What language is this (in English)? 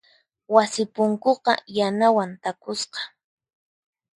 Puno Quechua